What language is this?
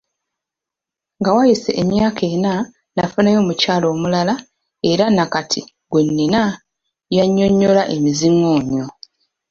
Ganda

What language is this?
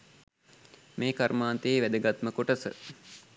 Sinhala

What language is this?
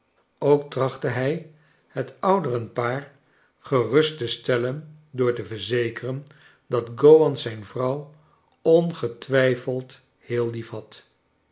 Dutch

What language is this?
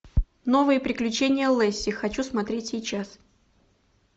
Russian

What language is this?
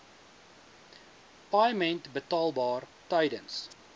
Afrikaans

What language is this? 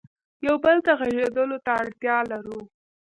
Pashto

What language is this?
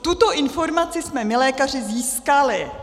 Czech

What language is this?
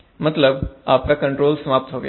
Hindi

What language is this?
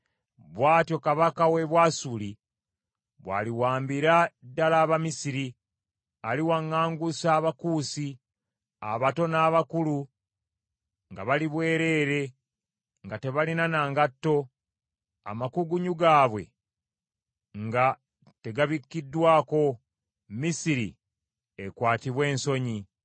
Ganda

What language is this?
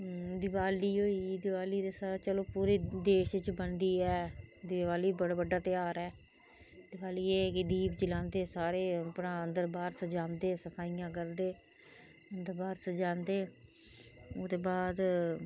Dogri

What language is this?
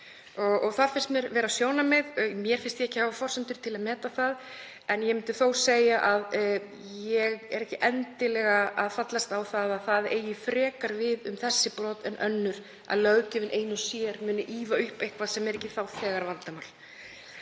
Icelandic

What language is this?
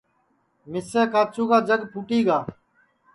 Sansi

